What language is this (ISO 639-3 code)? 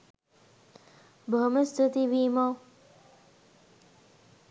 sin